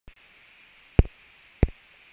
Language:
Chinese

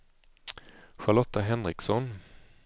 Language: Swedish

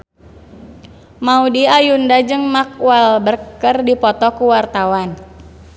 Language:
Sundanese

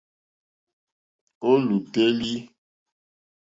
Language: Mokpwe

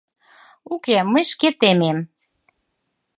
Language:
Mari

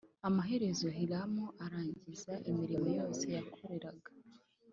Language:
Kinyarwanda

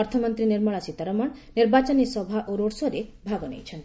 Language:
Odia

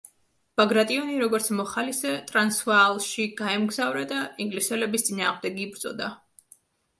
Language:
Georgian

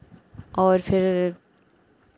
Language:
Hindi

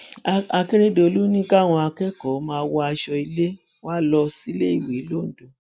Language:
Yoruba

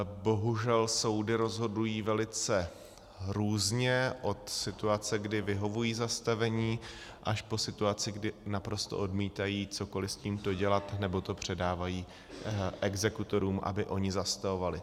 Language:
Czech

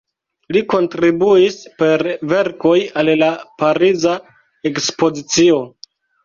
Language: Esperanto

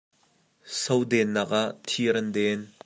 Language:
Hakha Chin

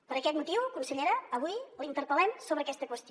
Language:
Catalan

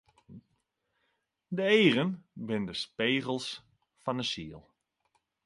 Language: Western Frisian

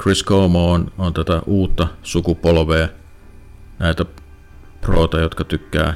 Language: Finnish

